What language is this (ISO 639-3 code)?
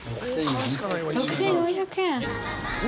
jpn